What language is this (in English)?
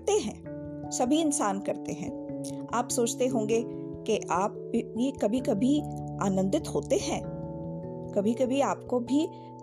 Hindi